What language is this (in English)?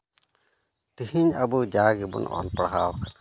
Santali